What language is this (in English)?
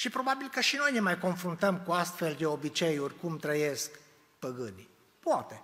Romanian